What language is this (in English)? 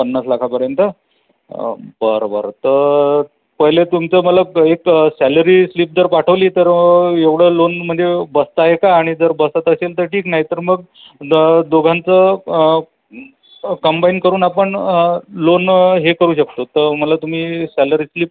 Marathi